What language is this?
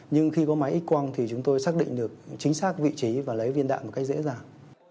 Vietnamese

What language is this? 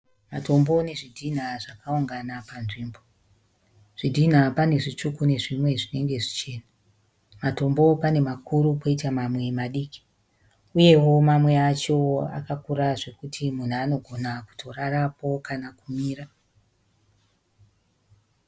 Shona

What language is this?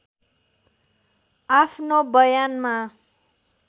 Nepali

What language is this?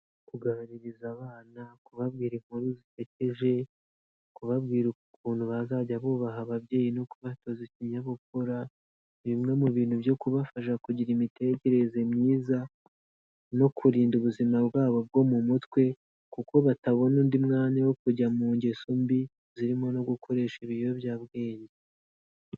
Kinyarwanda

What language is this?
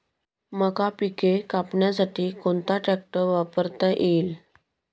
Marathi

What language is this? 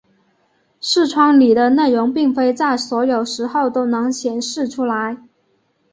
Chinese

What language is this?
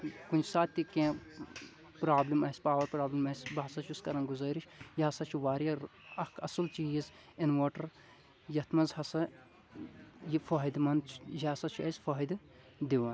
Kashmiri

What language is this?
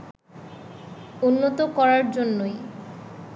Bangla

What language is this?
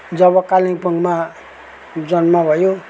Nepali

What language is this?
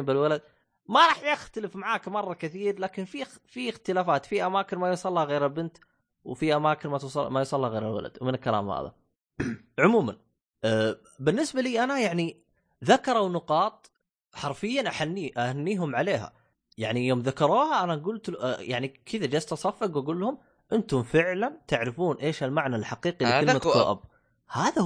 Arabic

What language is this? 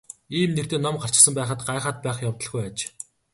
Mongolian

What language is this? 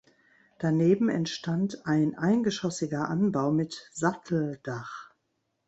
German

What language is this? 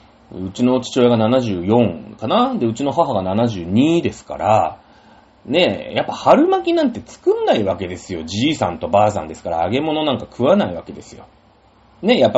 Japanese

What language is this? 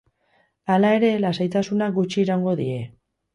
Basque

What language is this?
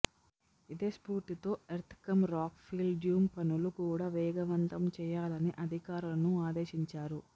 Telugu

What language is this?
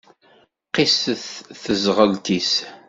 Kabyle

